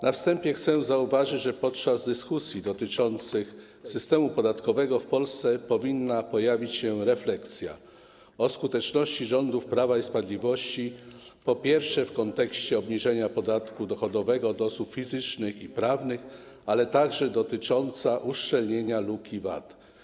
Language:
Polish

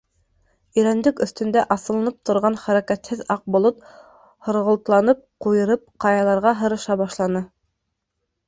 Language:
Bashkir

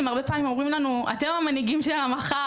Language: Hebrew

